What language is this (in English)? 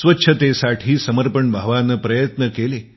Marathi